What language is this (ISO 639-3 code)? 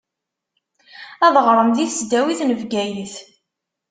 kab